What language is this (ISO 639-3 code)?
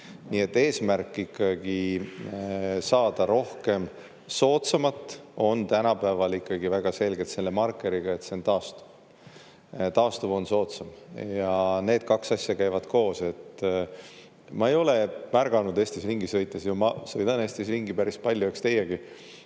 est